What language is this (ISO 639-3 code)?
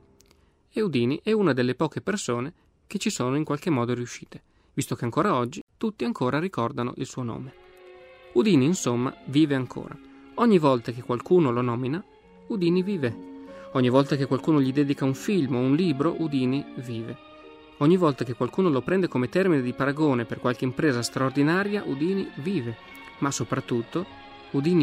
ita